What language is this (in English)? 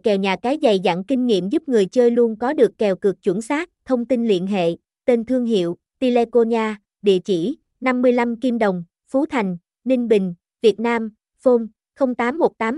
Vietnamese